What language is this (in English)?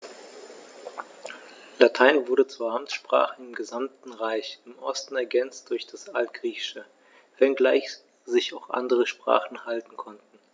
German